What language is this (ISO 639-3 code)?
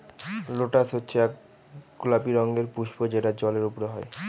ben